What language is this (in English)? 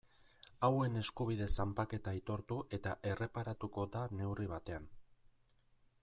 Basque